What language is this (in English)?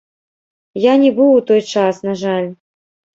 Belarusian